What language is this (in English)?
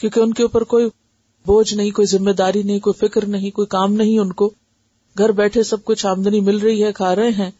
Urdu